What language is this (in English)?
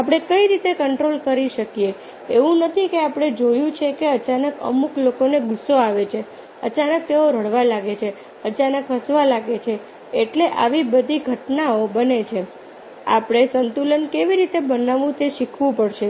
Gujarati